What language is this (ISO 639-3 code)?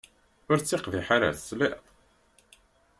kab